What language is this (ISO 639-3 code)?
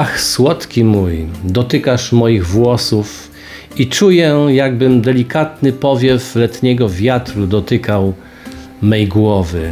pol